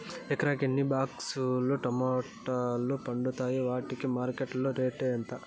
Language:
Telugu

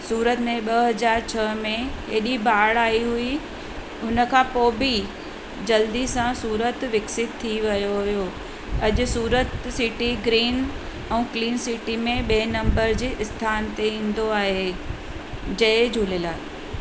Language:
Sindhi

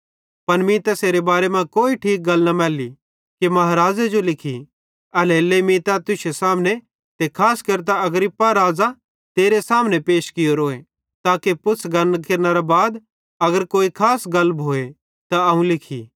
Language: Bhadrawahi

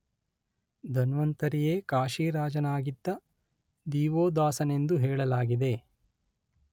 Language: Kannada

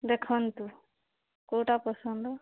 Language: Odia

